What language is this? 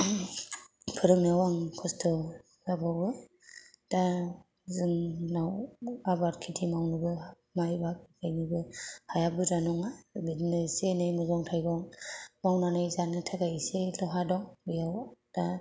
Bodo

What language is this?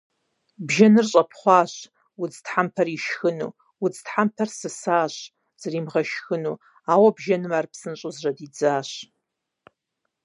Kabardian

